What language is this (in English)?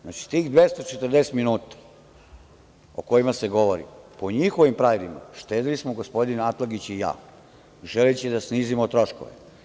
Serbian